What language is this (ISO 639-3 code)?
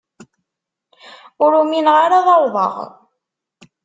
kab